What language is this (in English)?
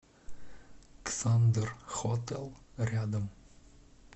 Russian